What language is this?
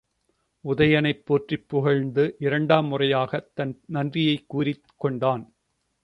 Tamil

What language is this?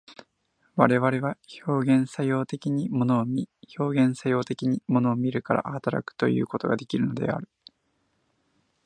Japanese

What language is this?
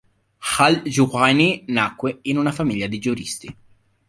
Italian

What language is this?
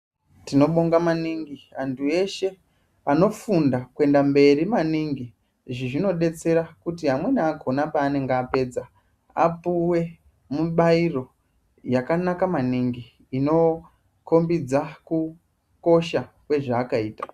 Ndau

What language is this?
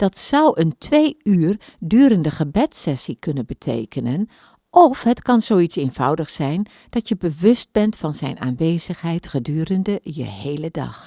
Dutch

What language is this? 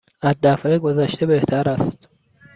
Persian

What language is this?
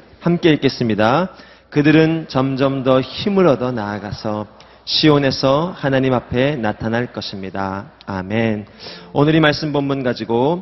Korean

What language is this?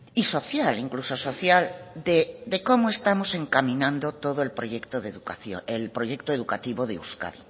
Spanish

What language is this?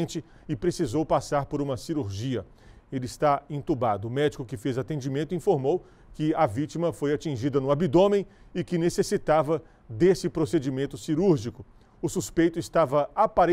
Portuguese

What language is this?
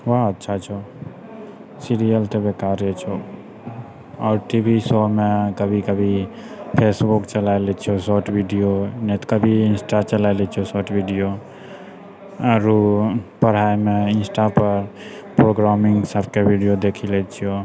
Maithili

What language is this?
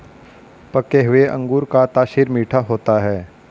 Hindi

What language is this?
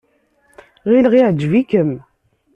Kabyle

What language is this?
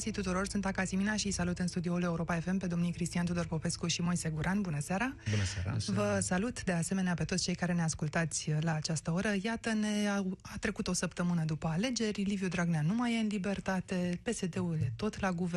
Romanian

